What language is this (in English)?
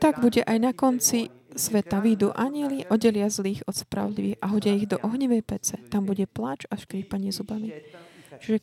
Slovak